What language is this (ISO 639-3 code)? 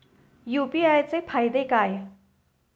mar